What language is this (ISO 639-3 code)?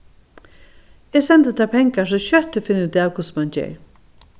fao